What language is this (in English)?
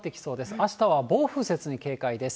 Japanese